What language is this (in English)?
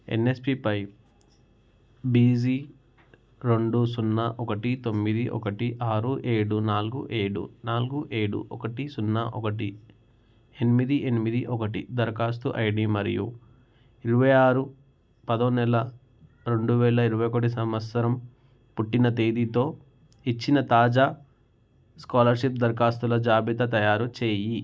Telugu